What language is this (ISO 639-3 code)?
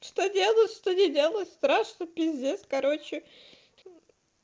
rus